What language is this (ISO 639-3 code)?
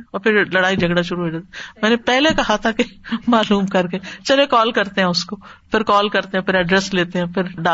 urd